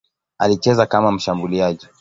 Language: Swahili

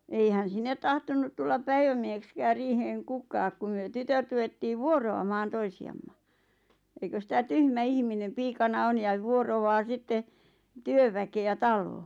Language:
Finnish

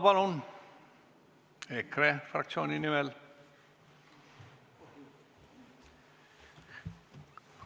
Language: Estonian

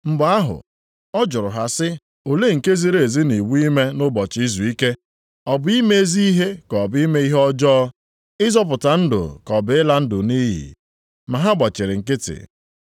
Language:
Igbo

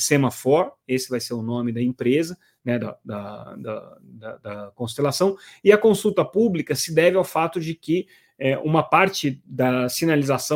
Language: Portuguese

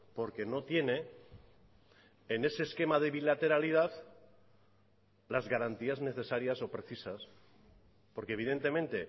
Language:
Spanish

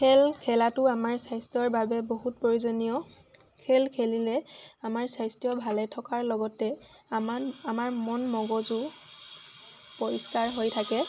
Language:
Assamese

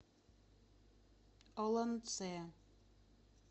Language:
Russian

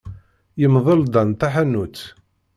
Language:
Kabyle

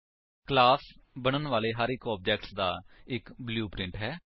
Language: Punjabi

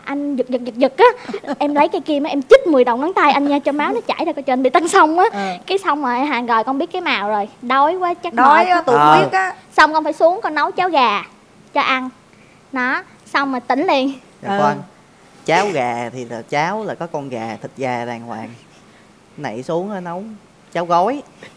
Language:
Vietnamese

